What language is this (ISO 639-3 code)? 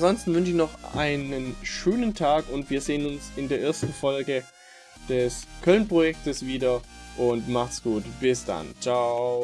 deu